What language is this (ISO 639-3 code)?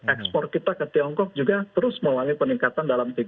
ind